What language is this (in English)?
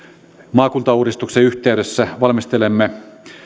Finnish